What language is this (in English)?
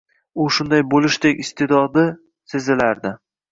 Uzbek